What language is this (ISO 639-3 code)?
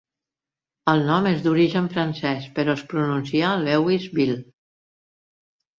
cat